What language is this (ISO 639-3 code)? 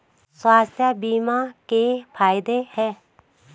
hin